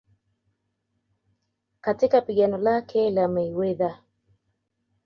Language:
Swahili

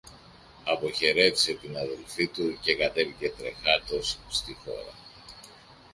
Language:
Greek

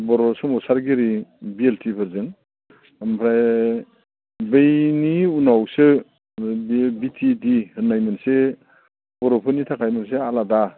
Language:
Bodo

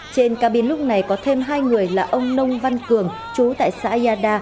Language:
Vietnamese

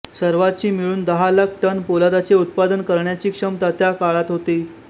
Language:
Marathi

